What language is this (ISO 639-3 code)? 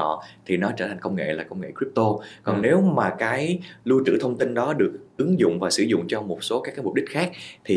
vie